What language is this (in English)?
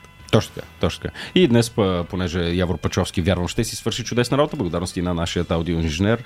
Bulgarian